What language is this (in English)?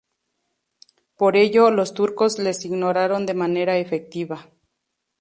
Spanish